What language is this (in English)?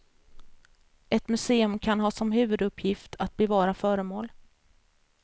Swedish